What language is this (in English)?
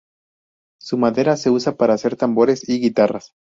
Spanish